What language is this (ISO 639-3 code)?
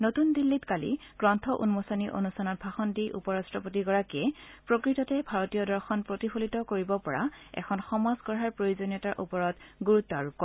asm